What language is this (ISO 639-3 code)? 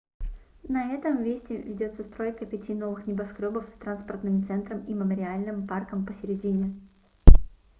rus